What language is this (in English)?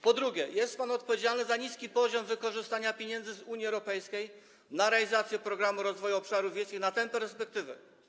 Polish